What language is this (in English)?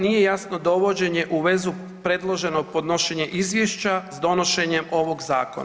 Croatian